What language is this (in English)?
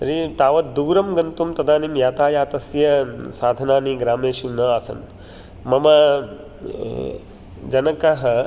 Sanskrit